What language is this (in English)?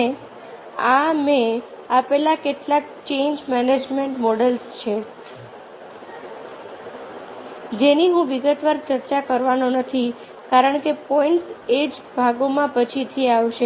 Gujarati